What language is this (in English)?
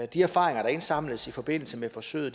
Danish